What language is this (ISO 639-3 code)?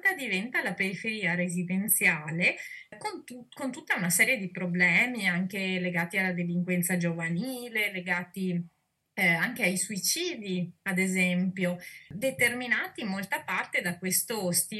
ita